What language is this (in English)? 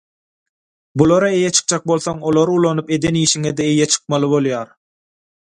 Turkmen